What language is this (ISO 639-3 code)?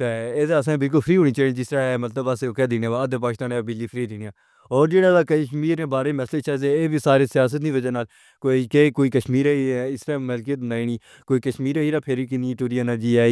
phr